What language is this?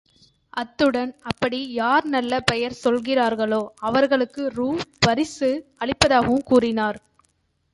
Tamil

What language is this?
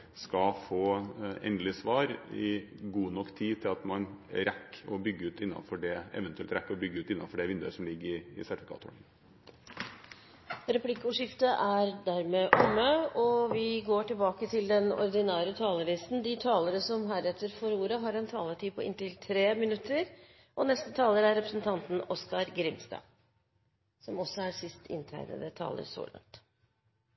Norwegian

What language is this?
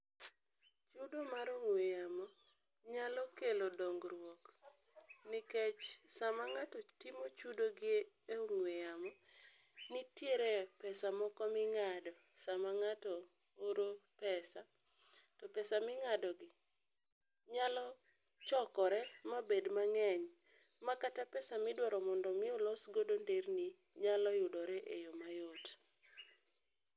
Luo (Kenya and Tanzania)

